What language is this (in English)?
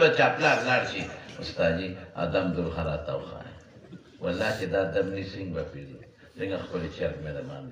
Arabic